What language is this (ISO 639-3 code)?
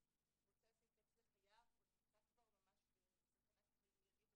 heb